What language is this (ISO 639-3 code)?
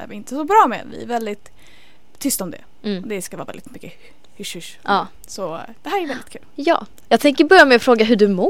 swe